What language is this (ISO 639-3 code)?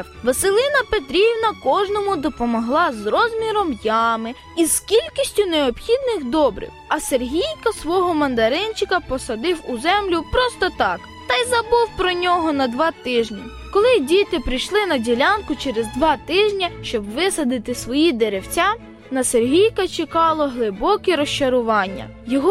ukr